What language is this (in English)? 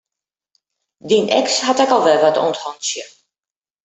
Western Frisian